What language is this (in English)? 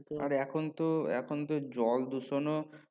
Bangla